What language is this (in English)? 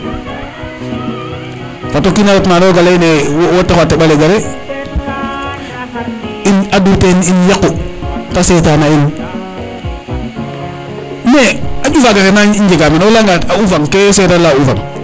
Serer